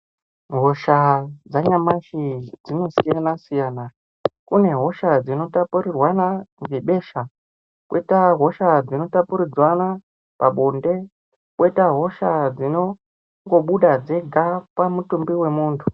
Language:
Ndau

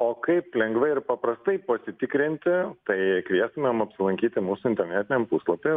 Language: Lithuanian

